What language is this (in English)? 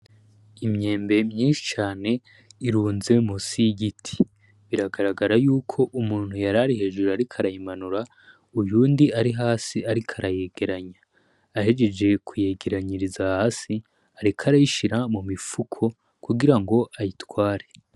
Rundi